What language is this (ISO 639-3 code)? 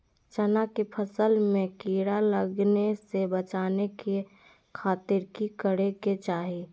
mag